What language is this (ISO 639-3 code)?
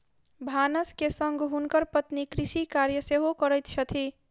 mai